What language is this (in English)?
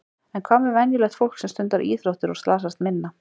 Icelandic